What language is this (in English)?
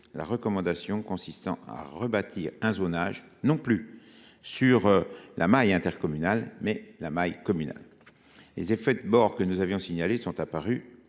French